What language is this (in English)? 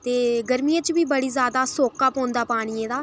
Dogri